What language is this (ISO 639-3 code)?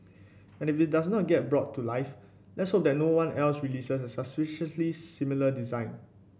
eng